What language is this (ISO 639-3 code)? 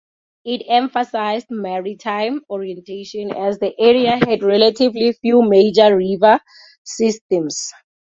eng